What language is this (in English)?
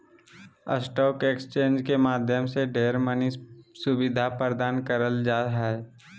Magahi